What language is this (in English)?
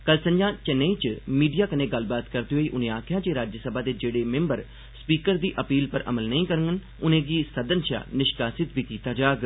Dogri